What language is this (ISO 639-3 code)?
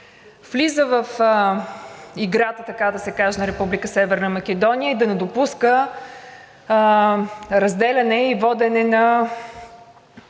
bul